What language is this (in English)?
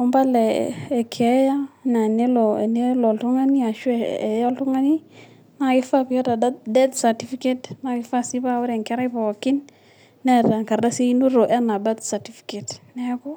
Masai